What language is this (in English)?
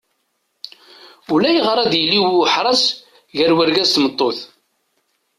Kabyle